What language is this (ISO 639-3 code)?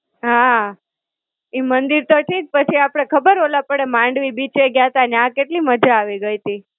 guj